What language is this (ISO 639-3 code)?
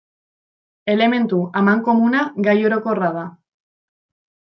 eus